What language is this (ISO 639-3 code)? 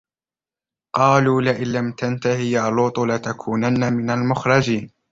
ara